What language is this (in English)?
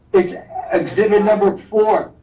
English